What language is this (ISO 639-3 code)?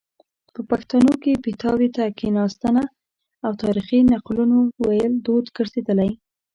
pus